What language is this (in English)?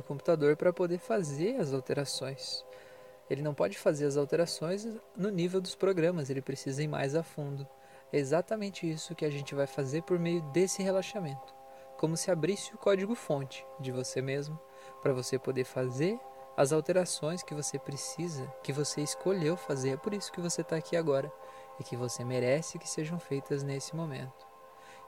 Portuguese